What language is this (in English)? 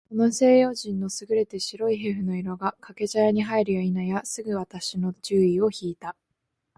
Japanese